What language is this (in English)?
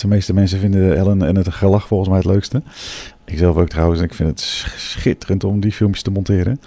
Dutch